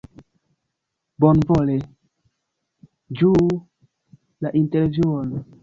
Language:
Esperanto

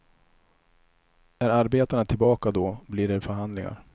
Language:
Swedish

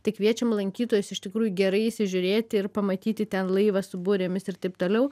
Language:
Lithuanian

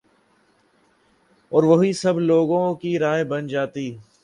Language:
Urdu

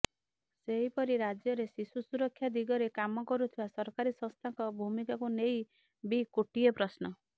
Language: Odia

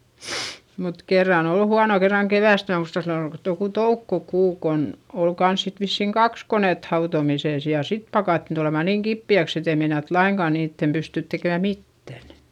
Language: Finnish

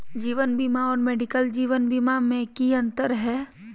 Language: Magahi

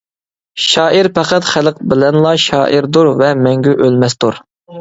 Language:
Uyghur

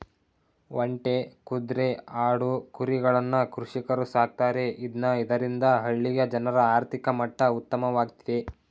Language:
Kannada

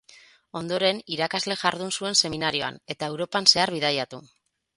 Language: Basque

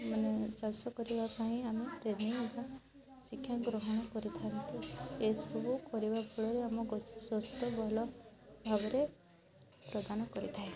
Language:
Odia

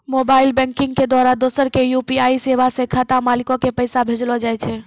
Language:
Maithili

